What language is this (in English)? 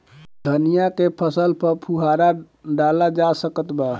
Bhojpuri